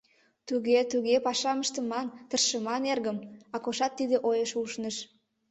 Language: Mari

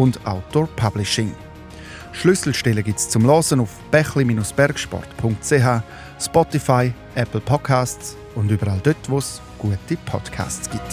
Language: German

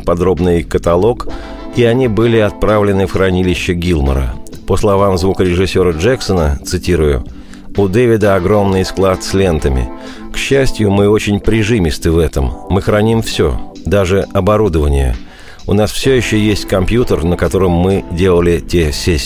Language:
Russian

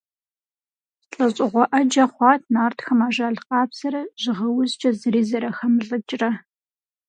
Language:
Kabardian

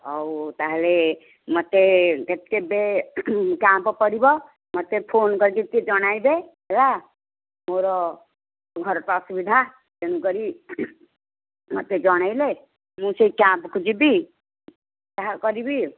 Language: Odia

